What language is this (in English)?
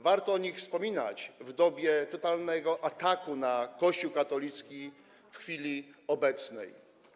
Polish